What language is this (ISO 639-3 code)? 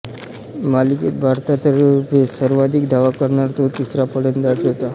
mar